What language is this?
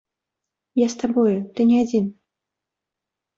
Belarusian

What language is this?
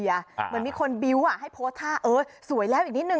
Thai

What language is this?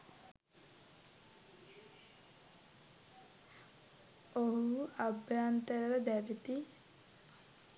Sinhala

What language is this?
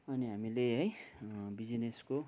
Nepali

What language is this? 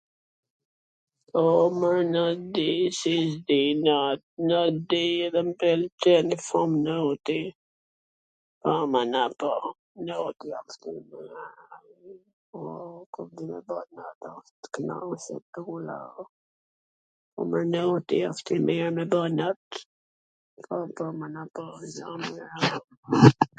Gheg Albanian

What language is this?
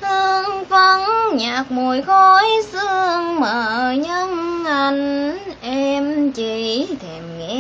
Vietnamese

